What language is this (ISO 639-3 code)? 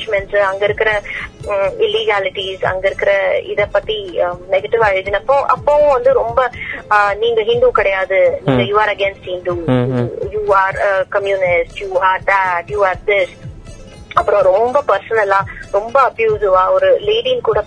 tam